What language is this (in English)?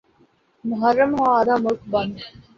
Urdu